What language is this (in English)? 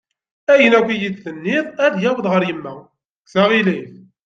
Kabyle